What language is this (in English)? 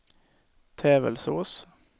Swedish